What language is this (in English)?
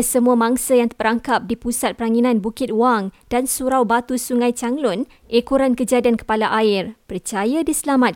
Malay